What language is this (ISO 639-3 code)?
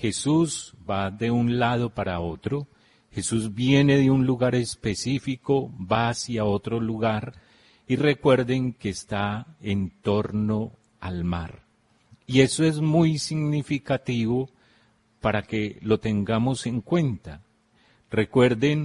spa